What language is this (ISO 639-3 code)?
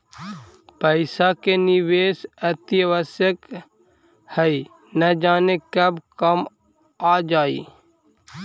mag